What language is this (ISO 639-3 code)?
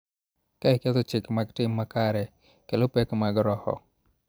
luo